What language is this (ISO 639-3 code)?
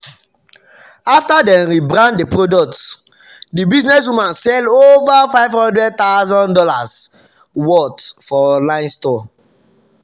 pcm